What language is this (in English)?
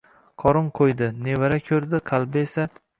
Uzbek